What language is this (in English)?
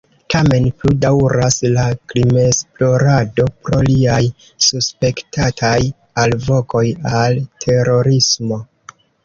Esperanto